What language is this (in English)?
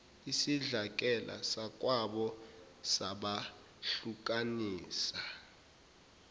Zulu